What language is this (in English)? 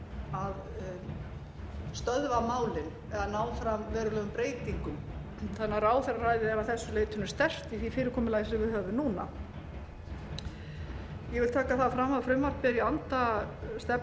Icelandic